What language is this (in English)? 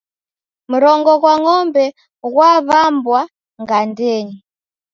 Taita